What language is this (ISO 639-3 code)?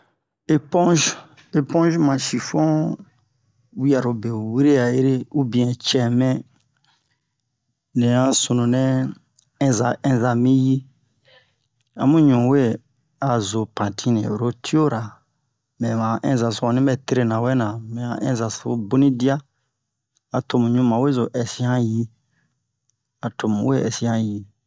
bmq